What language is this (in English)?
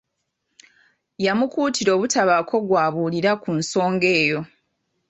Ganda